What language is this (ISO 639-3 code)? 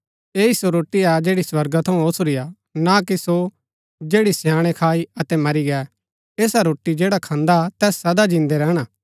gbk